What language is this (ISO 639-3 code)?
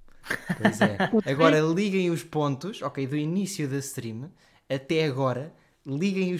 por